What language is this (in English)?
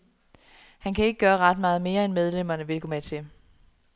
Danish